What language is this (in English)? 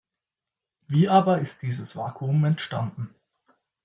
German